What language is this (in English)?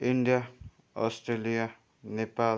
Nepali